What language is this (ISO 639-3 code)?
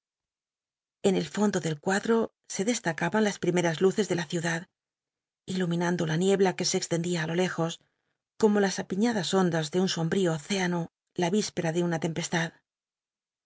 spa